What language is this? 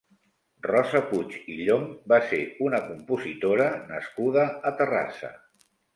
Catalan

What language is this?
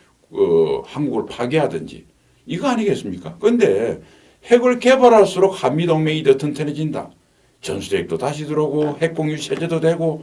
Korean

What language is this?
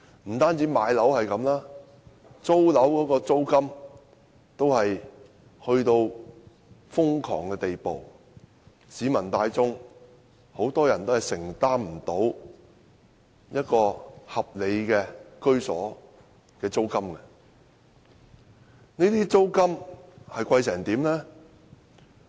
Cantonese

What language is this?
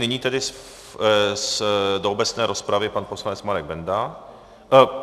Czech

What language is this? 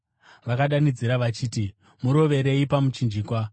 Shona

